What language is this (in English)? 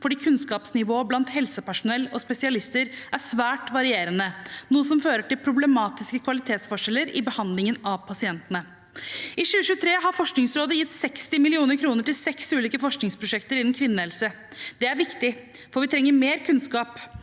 Norwegian